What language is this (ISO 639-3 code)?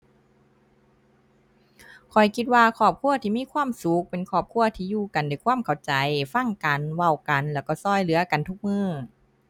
tha